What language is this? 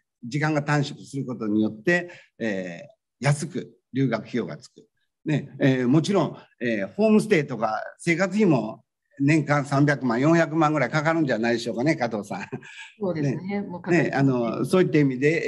Japanese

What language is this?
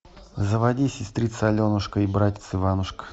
Russian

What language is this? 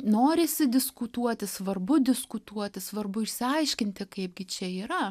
Lithuanian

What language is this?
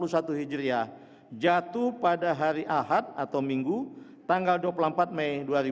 Indonesian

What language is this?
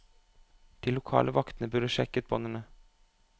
Norwegian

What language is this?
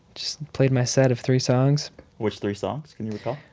English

